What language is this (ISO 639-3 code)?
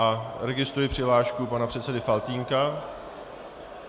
ces